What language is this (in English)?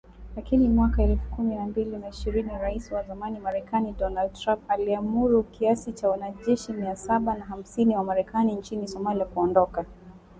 Swahili